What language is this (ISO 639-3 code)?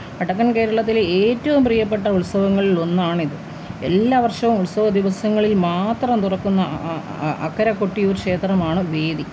mal